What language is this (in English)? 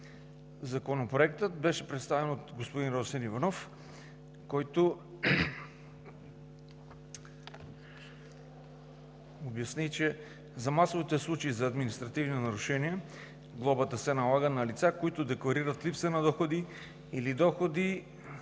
Bulgarian